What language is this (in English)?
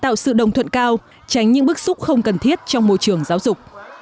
Vietnamese